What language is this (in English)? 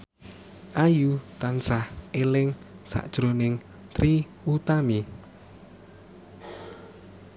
Javanese